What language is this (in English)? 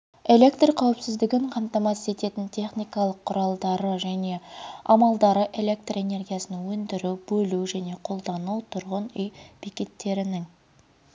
Kazakh